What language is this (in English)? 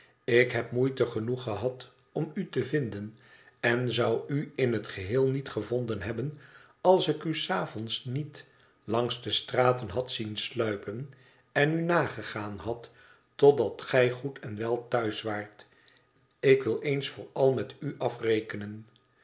Dutch